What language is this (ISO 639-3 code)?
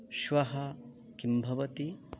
san